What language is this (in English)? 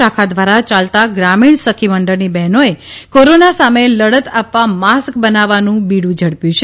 Gujarati